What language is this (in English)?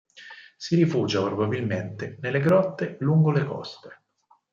Italian